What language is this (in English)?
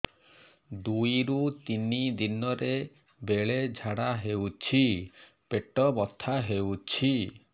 Odia